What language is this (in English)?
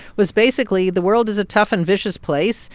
English